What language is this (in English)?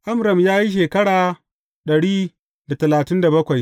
Hausa